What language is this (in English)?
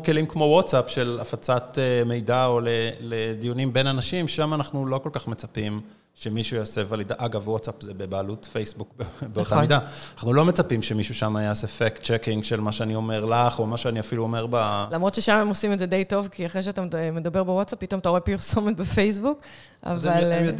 Hebrew